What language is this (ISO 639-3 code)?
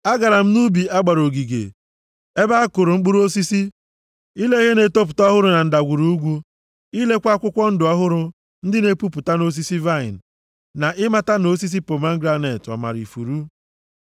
ibo